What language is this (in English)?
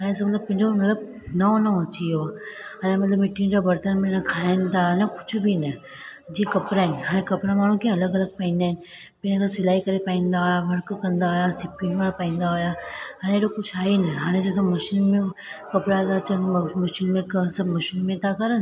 Sindhi